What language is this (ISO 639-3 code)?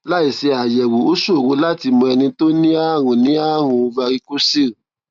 yor